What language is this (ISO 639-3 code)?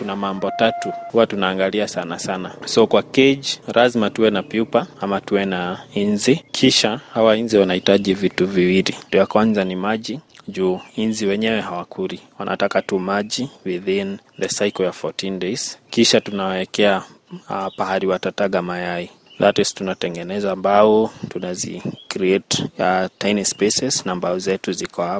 swa